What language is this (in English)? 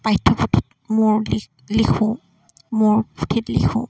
Assamese